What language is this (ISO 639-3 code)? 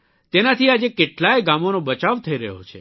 guj